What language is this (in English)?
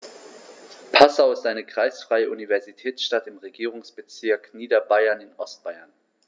German